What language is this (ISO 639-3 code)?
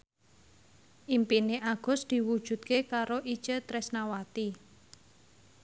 jav